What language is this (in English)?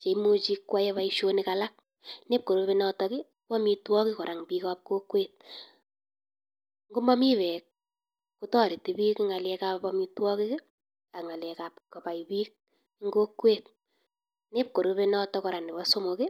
Kalenjin